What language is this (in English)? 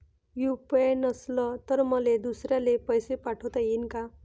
Marathi